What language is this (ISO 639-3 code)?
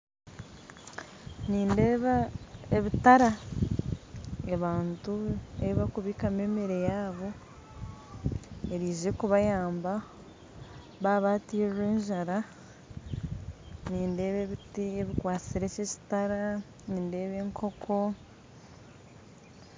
nyn